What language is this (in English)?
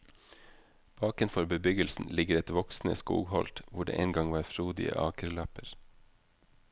Norwegian